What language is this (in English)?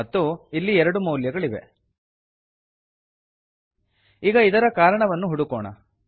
Kannada